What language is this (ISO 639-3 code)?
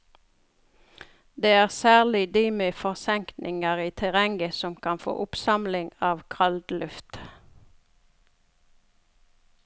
nor